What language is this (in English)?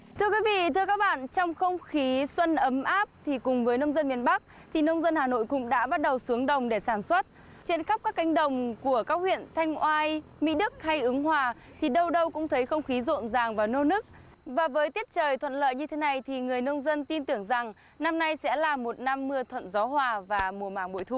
Vietnamese